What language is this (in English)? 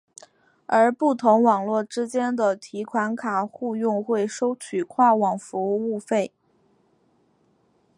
Chinese